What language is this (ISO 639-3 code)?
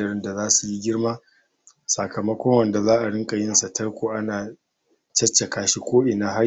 hau